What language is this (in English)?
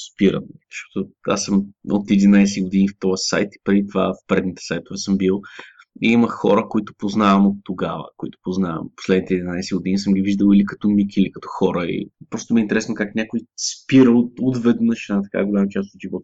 Bulgarian